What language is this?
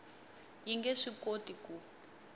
Tsonga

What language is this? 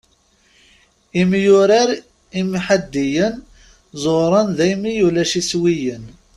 Kabyle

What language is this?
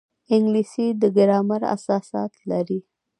Pashto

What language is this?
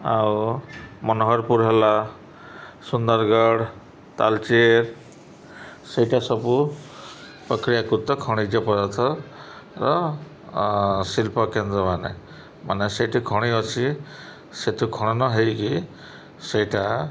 Odia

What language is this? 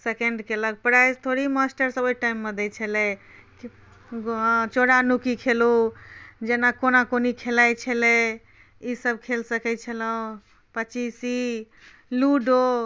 Maithili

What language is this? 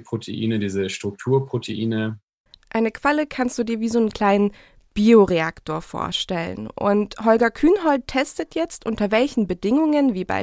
German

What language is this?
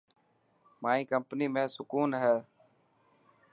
Dhatki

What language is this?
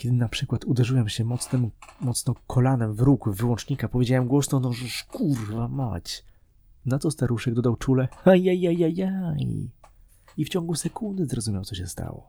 Polish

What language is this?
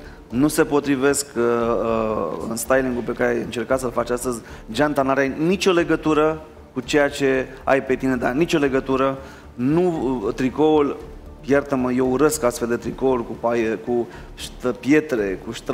Romanian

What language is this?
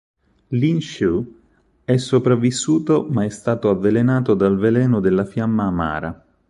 Italian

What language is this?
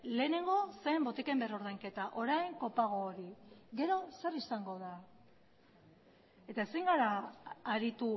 Basque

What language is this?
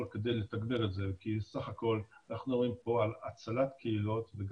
Hebrew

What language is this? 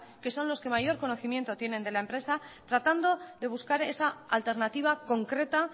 Spanish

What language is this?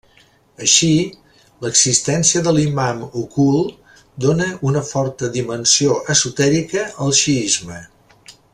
Catalan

